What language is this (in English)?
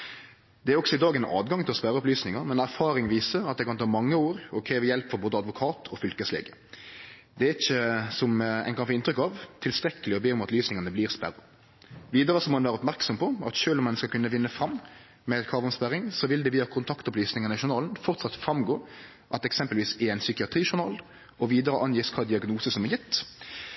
Norwegian Nynorsk